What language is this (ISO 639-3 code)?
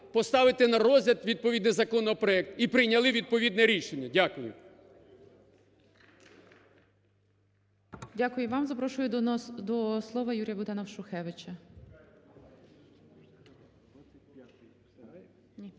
ukr